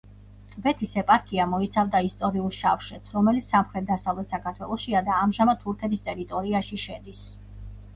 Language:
Georgian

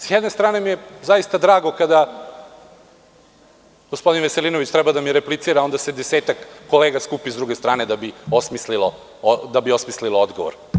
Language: Serbian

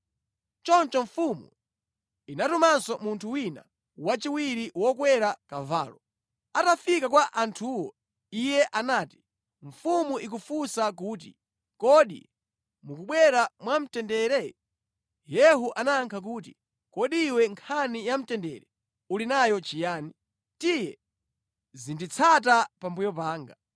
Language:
Nyanja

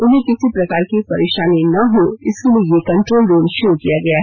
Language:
Hindi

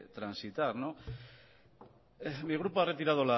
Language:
Spanish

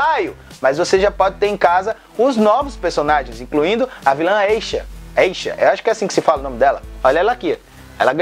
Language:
Portuguese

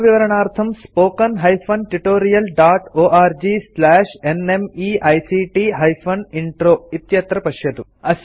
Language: Sanskrit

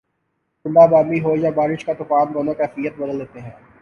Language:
Urdu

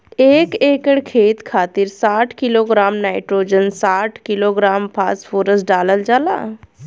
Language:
Bhojpuri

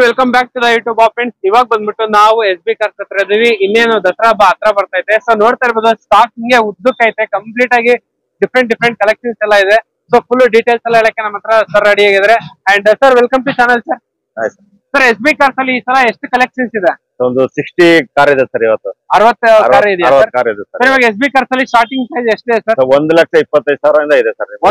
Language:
Kannada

